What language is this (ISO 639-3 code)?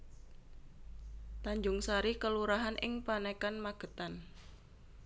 jav